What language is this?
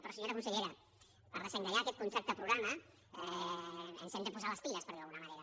Catalan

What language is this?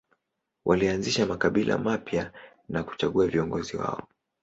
Swahili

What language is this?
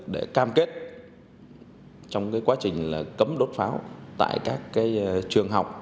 Vietnamese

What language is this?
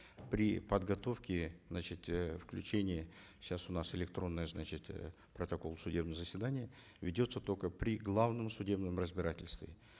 Kazakh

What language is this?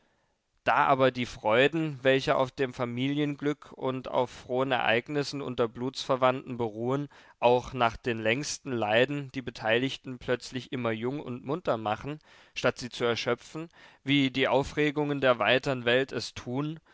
German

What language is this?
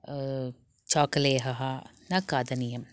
Sanskrit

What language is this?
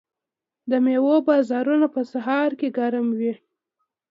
Pashto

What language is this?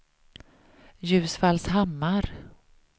Swedish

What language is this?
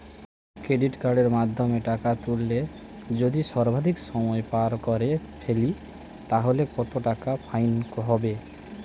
Bangla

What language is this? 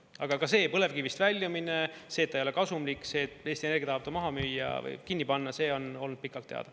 Estonian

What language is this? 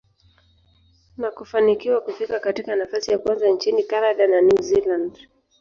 Swahili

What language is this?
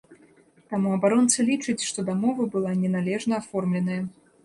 Belarusian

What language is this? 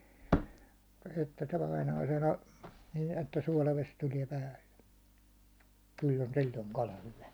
Finnish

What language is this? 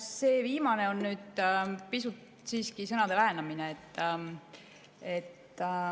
Estonian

